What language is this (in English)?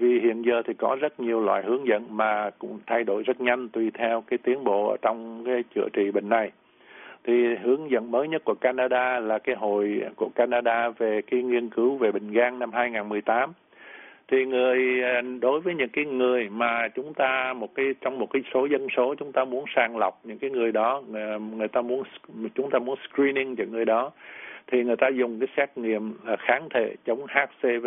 Vietnamese